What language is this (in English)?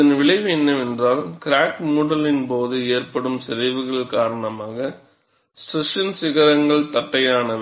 Tamil